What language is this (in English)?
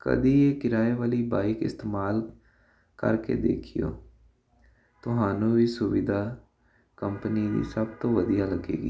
Punjabi